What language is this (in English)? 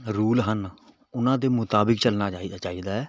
Punjabi